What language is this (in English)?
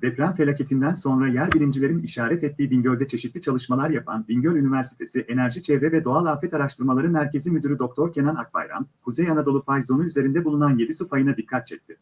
Turkish